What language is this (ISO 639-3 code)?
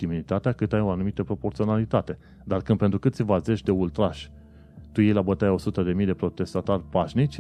ron